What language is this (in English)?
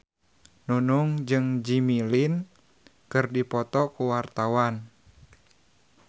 Sundanese